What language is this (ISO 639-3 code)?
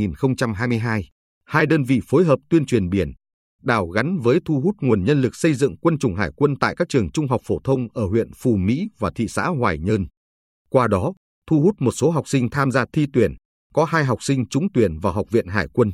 vie